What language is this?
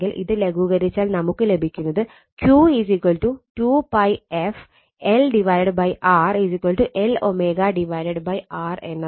Malayalam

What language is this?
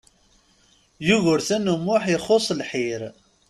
Kabyle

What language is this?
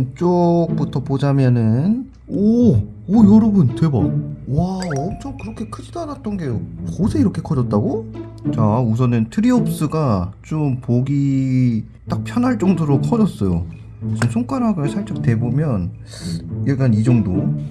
Korean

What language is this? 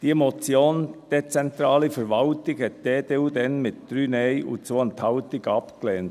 Swiss German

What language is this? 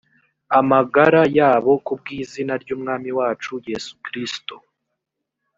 Kinyarwanda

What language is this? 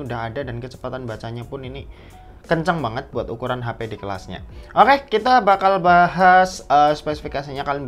Indonesian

